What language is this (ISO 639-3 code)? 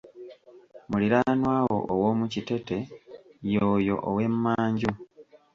lug